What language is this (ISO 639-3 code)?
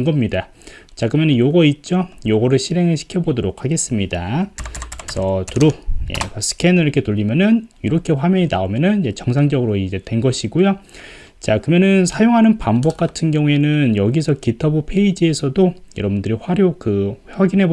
kor